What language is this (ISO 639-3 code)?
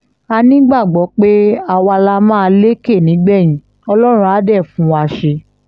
yor